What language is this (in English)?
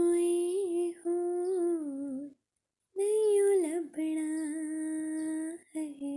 Hindi